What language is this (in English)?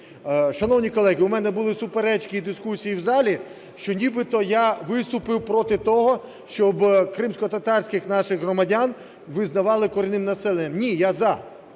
Ukrainian